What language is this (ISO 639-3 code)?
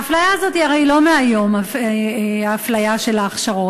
heb